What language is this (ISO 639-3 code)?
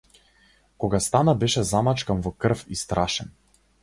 mkd